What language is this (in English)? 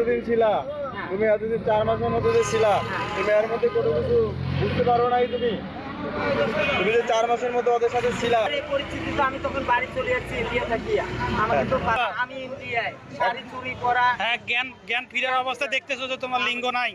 Bangla